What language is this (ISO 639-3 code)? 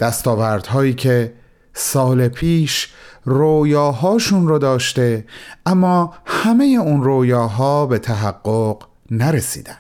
fas